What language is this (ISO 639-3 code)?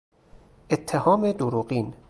fas